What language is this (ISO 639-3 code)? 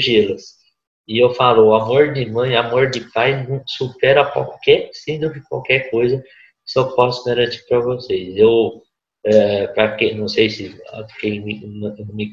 por